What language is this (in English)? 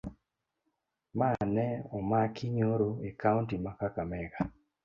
Luo (Kenya and Tanzania)